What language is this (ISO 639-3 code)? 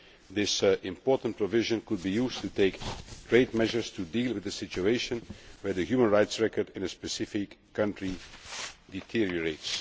eng